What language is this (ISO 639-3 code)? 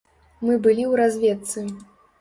bel